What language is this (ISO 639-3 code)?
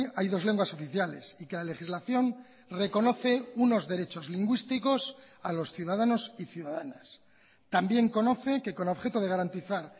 spa